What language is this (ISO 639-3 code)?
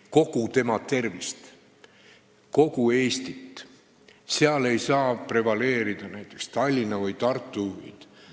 est